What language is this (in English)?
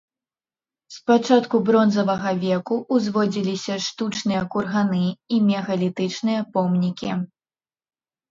Belarusian